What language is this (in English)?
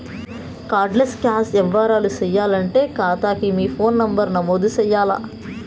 Telugu